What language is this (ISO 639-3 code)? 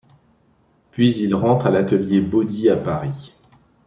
fra